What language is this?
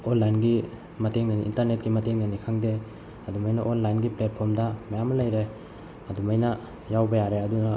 Manipuri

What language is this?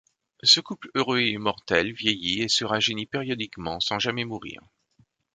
French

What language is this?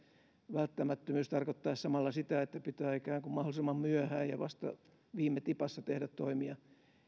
Finnish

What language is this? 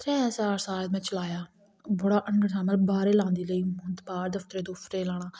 Dogri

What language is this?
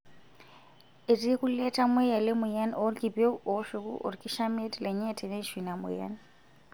Masai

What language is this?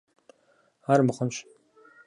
Kabardian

